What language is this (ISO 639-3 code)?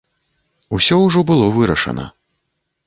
bel